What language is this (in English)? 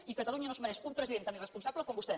Catalan